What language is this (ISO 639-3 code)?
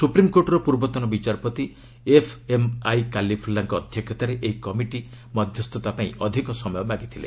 ori